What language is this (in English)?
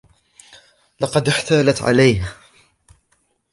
Arabic